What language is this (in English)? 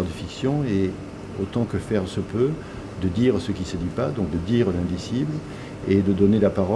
French